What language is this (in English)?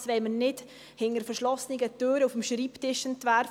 Swiss German